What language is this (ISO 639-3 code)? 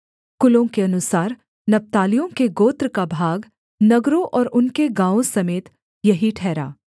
hin